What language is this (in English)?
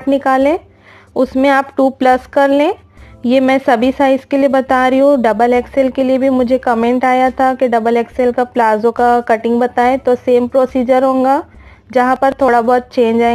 Hindi